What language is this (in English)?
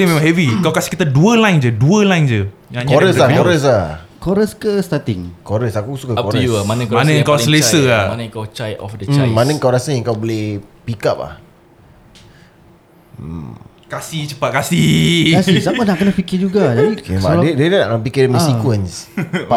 Malay